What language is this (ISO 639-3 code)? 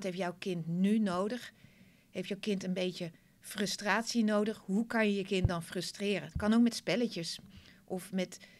nld